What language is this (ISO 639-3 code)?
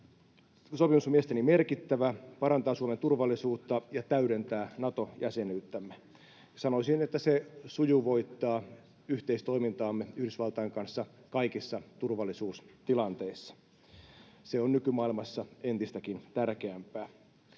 fin